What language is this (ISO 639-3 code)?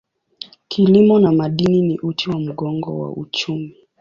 swa